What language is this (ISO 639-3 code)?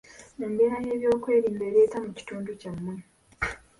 lug